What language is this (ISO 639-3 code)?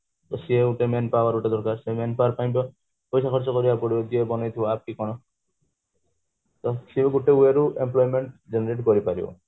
ori